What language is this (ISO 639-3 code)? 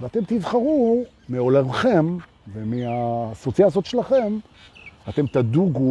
heb